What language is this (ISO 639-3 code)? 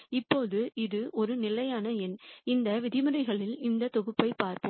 tam